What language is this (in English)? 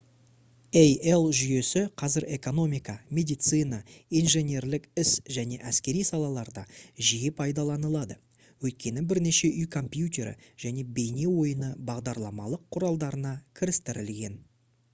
Kazakh